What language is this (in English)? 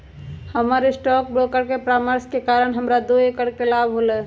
Magahi